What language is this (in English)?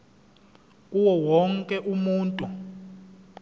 Zulu